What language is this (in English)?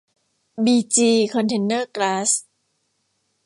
Thai